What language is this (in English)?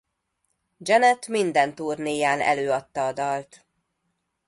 Hungarian